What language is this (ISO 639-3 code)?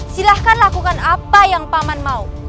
ind